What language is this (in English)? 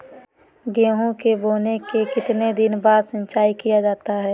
Magahi